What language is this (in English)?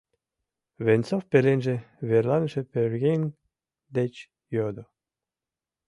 Mari